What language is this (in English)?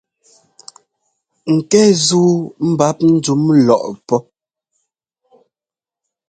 Ngomba